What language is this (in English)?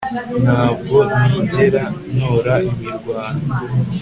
Kinyarwanda